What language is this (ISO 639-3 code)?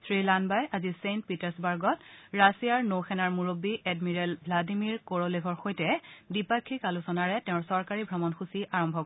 asm